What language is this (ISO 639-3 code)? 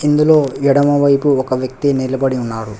tel